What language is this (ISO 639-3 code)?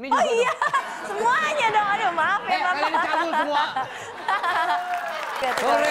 ind